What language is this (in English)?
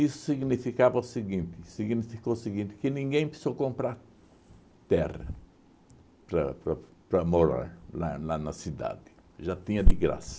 Portuguese